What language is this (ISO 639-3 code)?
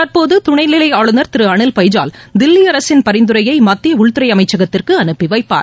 tam